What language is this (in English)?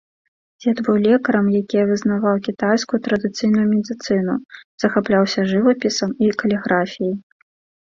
Belarusian